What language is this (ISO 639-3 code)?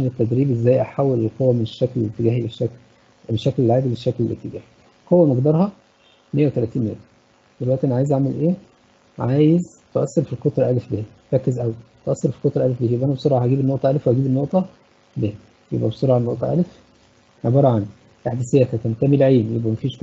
ara